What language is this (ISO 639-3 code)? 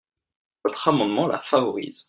fra